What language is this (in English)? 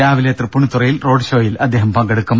Malayalam